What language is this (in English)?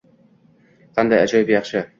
Uzbek